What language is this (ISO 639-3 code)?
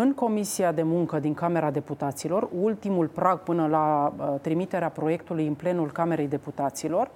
ron